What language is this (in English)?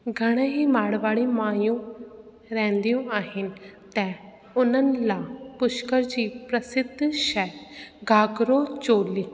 Sindhi